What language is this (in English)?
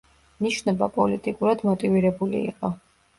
Georgian